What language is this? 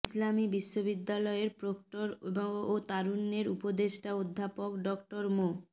Bangla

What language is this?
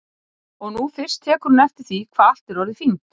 Icelandic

